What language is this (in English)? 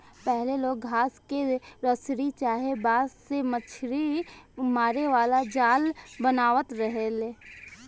Bhojpuri